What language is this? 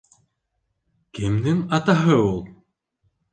Bashkir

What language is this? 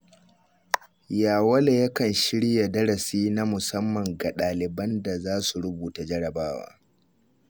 Hausa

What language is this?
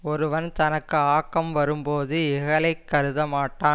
Tamil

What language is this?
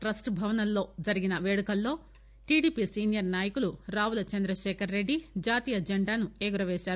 Telugu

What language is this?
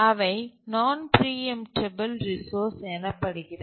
Tamil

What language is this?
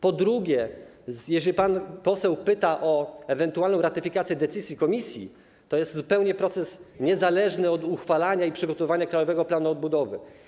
Polish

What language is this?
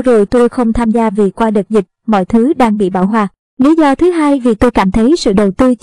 Vietnamese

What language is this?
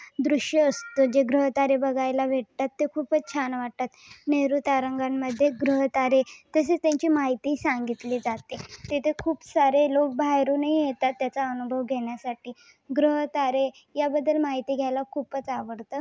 Marathi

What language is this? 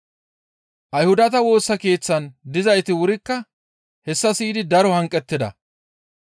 Gamo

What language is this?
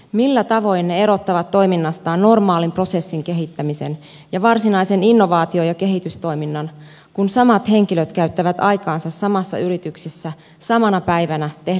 Finnish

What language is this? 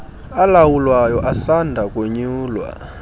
Xhosa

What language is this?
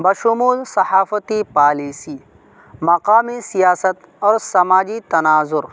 Urdu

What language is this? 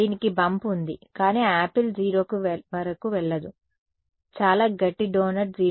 Telugu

